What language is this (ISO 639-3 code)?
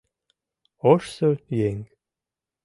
chm